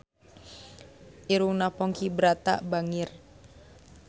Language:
Sundanese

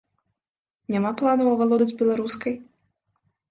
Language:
Belarusian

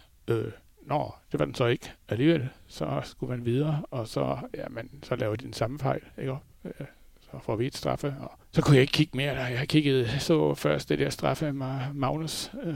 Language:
Danish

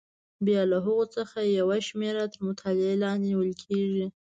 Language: Pashto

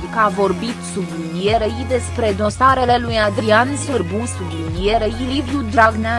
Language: Romanian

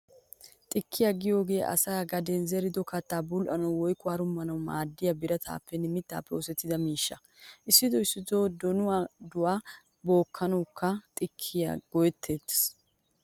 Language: Wolaytta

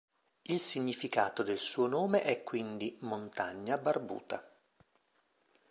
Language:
Italian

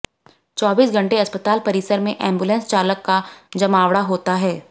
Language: Hindi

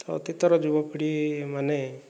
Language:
Odia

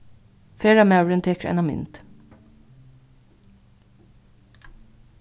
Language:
Faroese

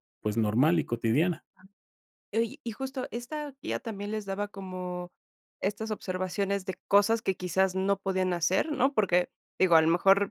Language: Spanish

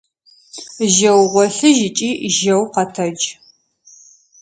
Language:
Adyghe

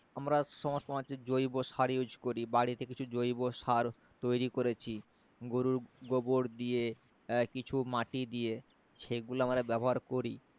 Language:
Bangla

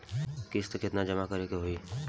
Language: Bhojpuri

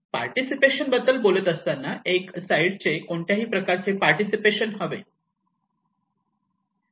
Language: Marathi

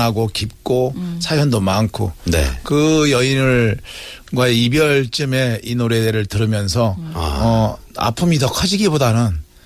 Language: Korean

